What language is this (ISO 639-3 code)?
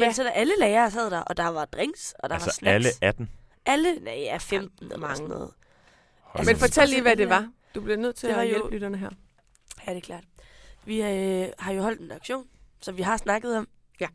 dan